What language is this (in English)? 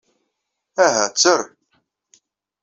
Kabyle